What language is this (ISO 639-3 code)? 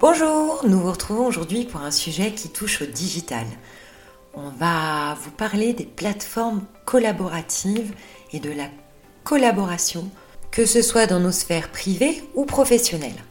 fra